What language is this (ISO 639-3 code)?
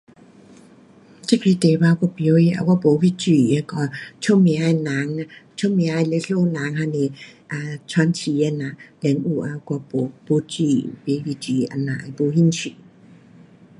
cpx